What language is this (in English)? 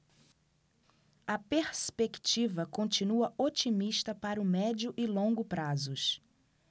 Portuguese